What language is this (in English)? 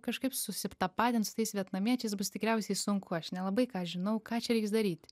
Lithuanian